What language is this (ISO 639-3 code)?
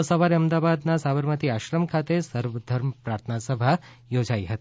guj